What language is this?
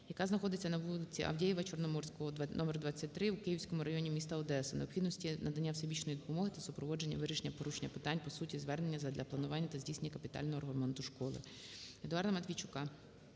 Ukrainian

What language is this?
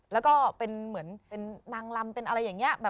Thai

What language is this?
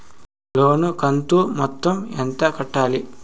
Telugu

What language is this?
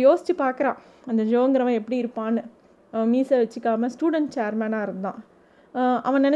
Tamil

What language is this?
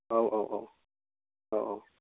Bodo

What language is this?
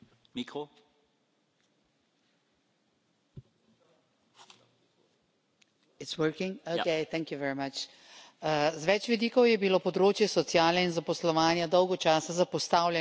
Slovenian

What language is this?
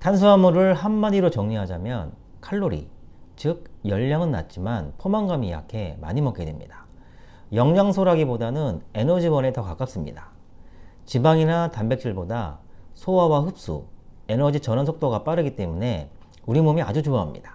Korean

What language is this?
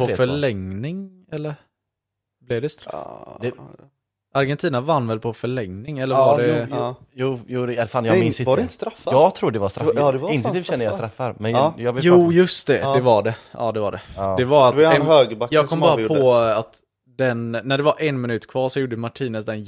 Swedish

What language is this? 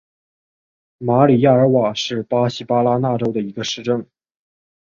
Chinese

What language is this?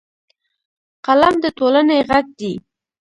Pashto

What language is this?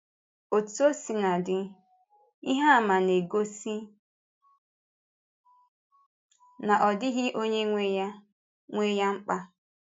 Igbo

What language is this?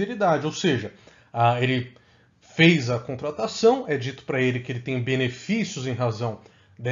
Portuguese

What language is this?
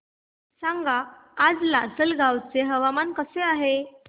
Marathi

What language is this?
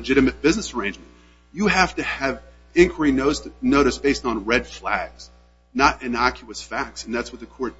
English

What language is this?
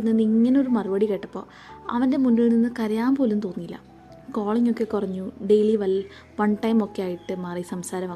Malayalam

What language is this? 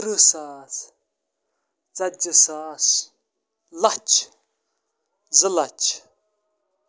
Kashmiri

